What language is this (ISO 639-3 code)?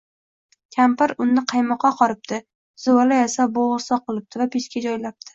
uzb